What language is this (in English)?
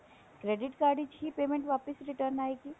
Punjabi